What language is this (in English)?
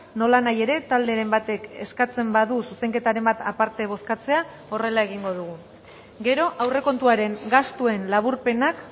Basque